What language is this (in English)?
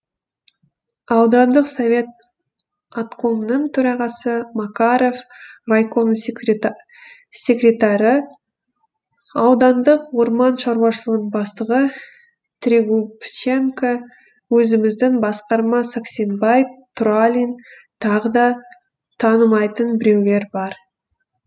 Kazakh